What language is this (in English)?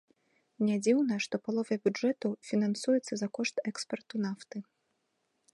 Belarusian